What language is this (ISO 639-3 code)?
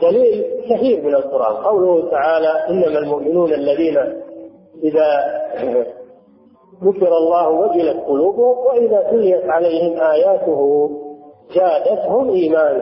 ara